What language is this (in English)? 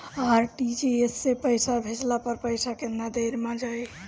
Bhojpuri